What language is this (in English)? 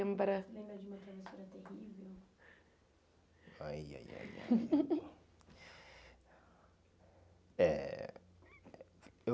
Portuguese